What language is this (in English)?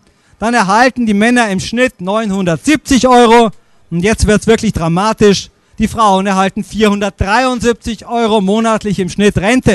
German